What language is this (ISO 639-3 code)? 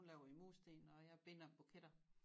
dan